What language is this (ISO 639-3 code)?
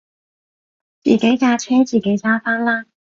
yue